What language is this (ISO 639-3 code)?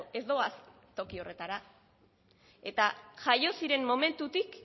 eus